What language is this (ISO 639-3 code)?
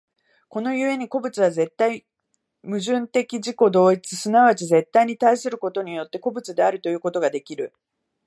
jpn